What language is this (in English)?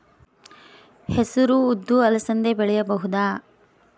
Kannada